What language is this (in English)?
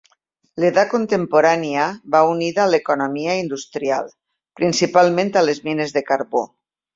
Catalan